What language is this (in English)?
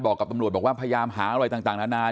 Thai